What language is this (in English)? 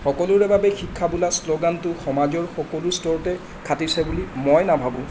Assamese